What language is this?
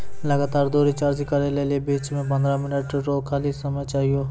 Maithili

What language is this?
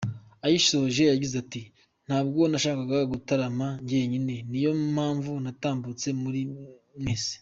Kinyarwanda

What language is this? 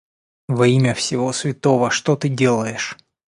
Russian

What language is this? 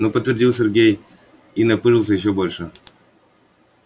Russian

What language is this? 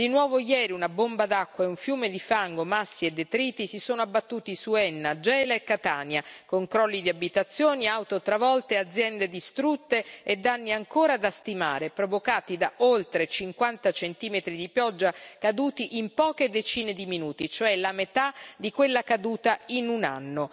Italian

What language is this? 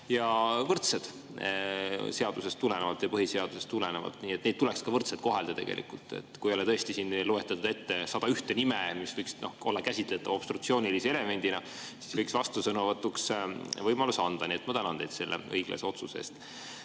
Estonian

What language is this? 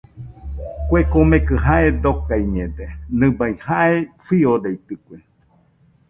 Nüpode Huitoto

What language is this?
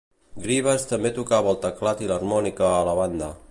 Catalan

